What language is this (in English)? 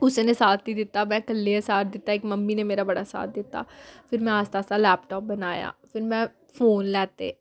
Dogri